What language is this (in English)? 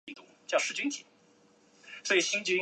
Chinese